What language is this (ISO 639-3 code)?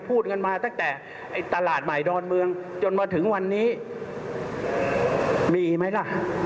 tha